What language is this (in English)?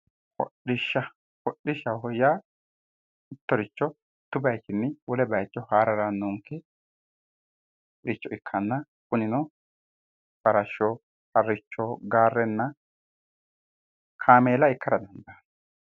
Sidamo